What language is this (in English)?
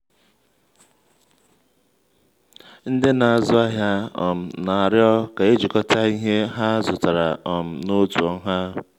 Igbo